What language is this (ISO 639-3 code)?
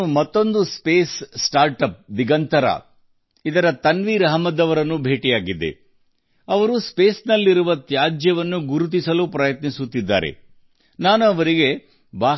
kan